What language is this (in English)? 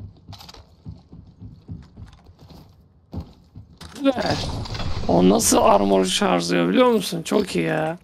Turkish